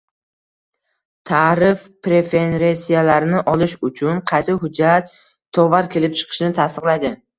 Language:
Uzbek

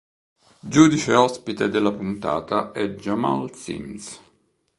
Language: Italian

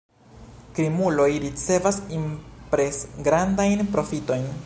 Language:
Esperanto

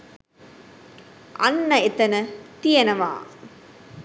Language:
Sinhala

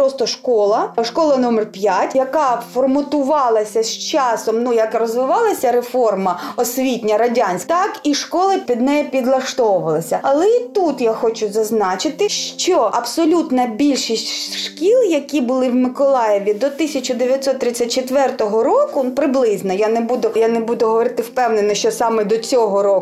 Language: Ukrainian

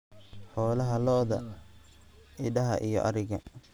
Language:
Somali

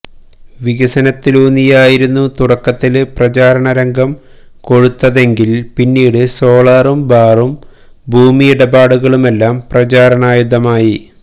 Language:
Malayalam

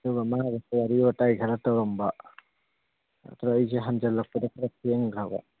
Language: Manipuri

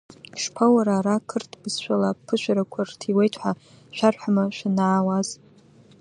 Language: Abkhazian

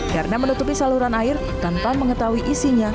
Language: Indonesian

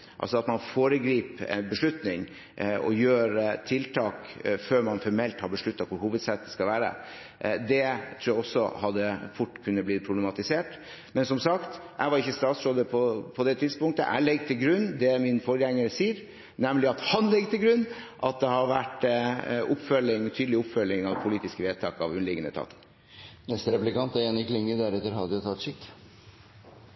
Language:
Norwegian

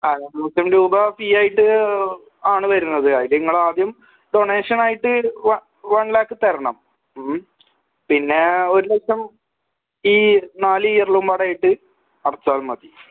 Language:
Malayalam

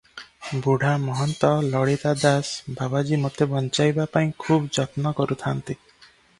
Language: Odia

